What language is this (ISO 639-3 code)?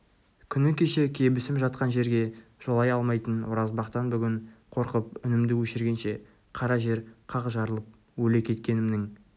kaz